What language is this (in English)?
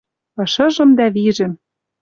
Western Mari